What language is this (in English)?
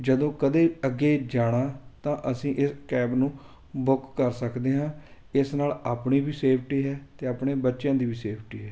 Punjabi